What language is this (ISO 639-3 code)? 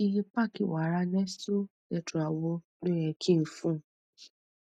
yor